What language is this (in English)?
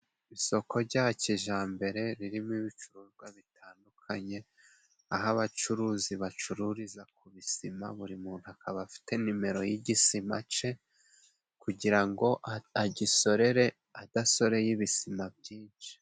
Kinyarwanda